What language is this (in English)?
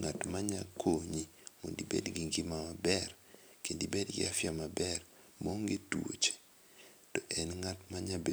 Luo (Kenya and Tanzania)